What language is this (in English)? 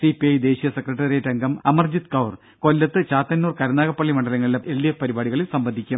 Malayalam